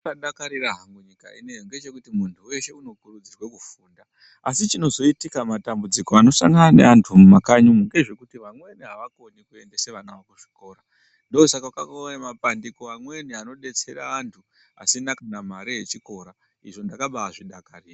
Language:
Ndau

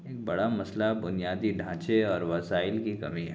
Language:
Urdu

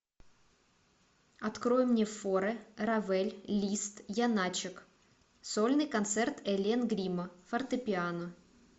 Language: Russian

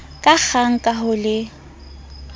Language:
Southern Sotho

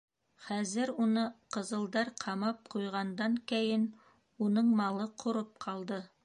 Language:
Bashkir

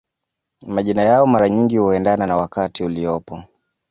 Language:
Swahili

